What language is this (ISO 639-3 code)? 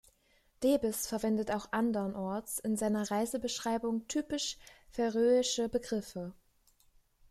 deu